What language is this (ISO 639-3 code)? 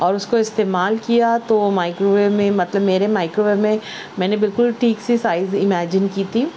urd